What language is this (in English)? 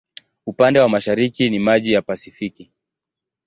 Swahili